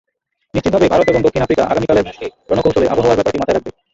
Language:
Bangla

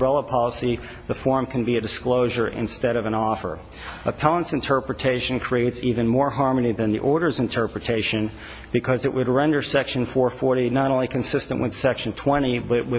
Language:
English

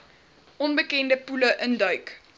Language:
Afrikaans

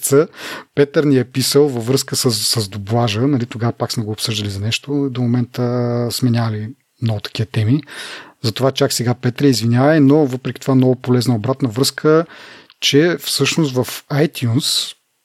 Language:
Bulgarian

